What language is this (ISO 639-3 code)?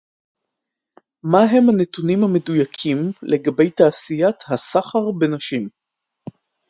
heb